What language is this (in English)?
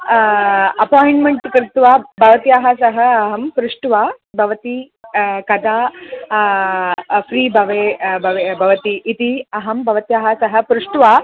Sanskrit